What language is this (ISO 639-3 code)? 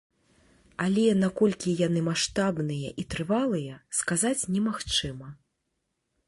bel